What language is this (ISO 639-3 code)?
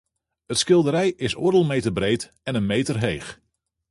fry